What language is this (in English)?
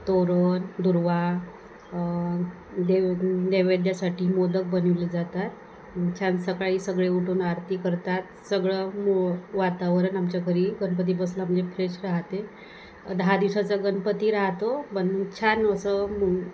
Marathi